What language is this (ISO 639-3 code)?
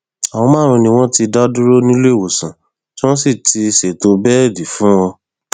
yor